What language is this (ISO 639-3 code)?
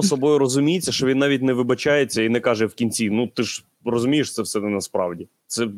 ukr